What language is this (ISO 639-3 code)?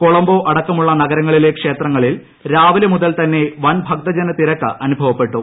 mal